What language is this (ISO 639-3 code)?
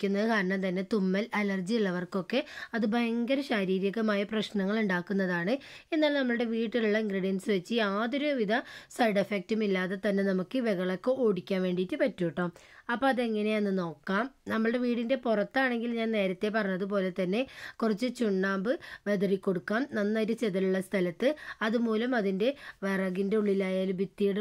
mal